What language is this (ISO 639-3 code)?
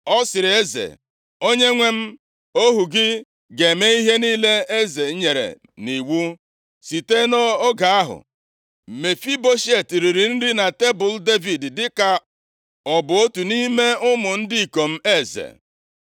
ibo